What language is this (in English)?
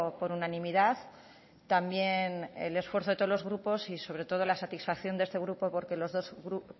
Spanish